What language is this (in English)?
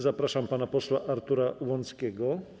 Polish